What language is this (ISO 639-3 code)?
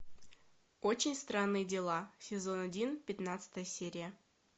rus